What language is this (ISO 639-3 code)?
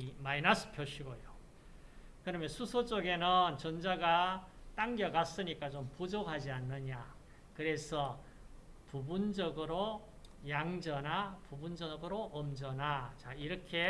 kor